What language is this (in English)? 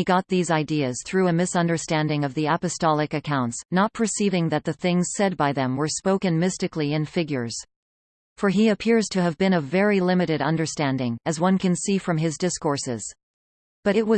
English